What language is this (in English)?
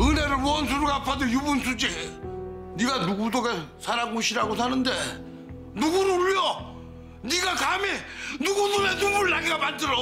Korean